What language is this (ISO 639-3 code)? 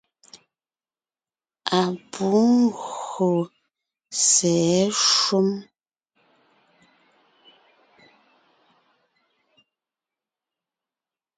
nnh